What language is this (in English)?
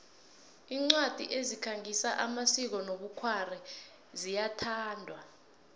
South Ndebele